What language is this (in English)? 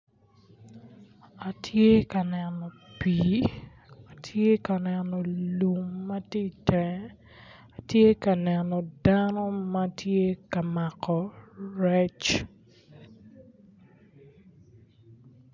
Acoli